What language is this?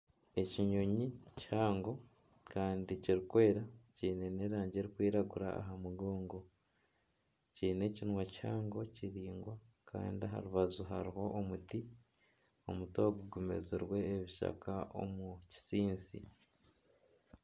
Nyankole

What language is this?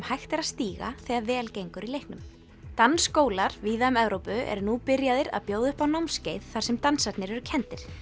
Icelandic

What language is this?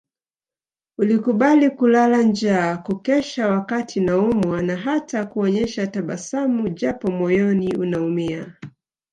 Swahili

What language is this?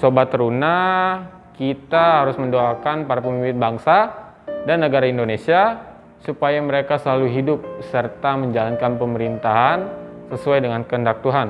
Indonesian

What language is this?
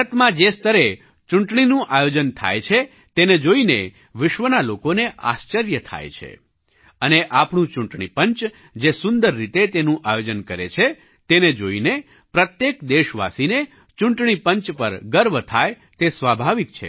Gujarati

